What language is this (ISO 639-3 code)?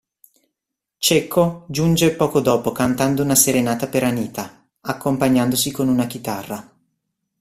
ita